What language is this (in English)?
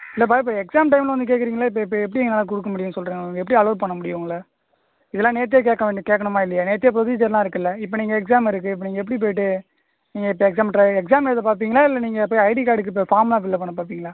Tamil